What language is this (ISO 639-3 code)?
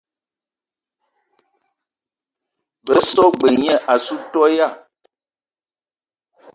eto